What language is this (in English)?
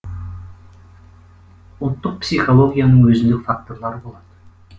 Kazakh